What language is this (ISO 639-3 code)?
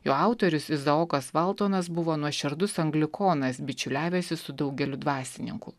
lit